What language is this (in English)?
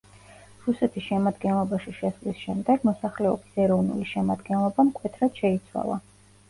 Georgian